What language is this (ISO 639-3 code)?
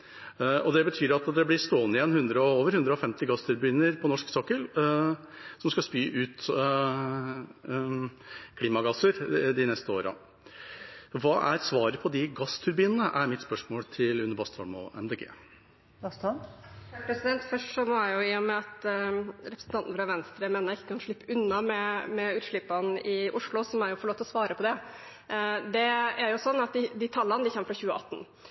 nob